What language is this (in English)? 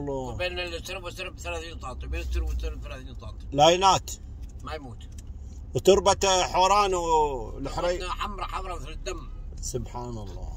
Arabic